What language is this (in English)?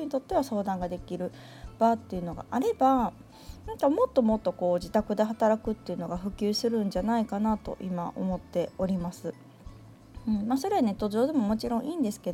Japanese